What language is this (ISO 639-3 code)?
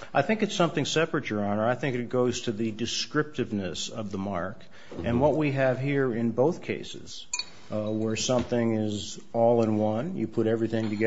eng